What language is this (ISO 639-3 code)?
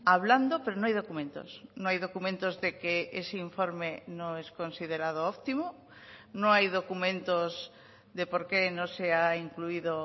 spa